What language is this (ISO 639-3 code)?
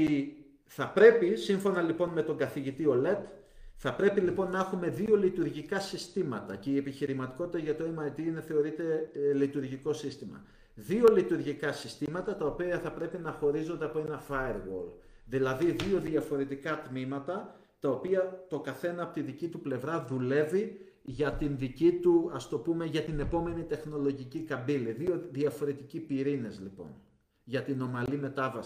ell